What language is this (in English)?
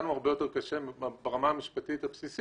Hebrew